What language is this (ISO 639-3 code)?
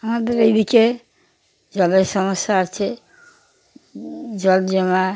ben